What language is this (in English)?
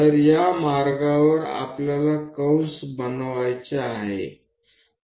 Gujarati